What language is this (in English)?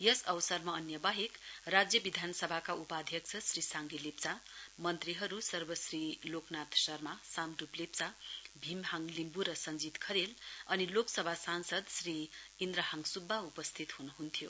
Nepali